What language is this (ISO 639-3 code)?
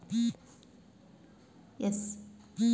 kan